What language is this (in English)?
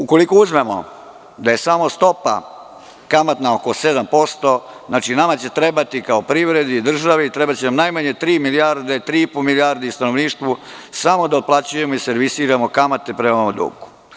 Serbian